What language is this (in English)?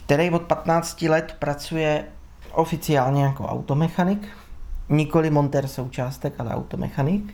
Czech